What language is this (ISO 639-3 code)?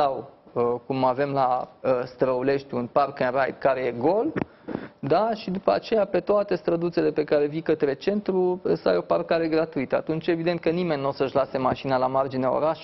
ron